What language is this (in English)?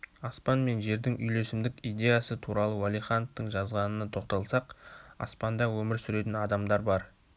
Kazakh